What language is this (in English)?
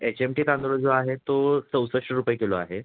Marathi